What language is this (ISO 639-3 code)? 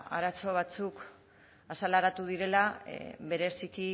eus